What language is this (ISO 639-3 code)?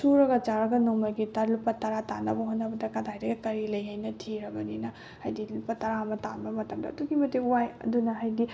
mni